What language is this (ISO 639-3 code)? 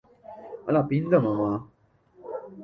grn